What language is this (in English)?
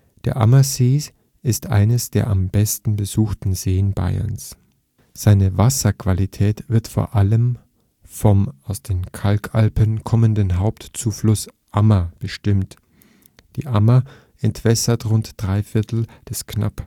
German